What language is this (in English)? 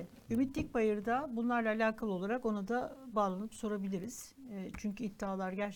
Turkish